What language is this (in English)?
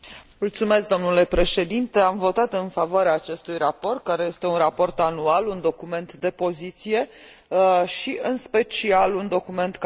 Romanian